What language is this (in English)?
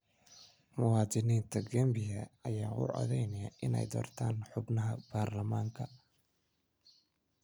Somali